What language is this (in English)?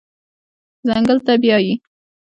Pashto